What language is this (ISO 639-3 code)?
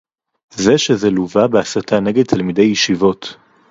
heb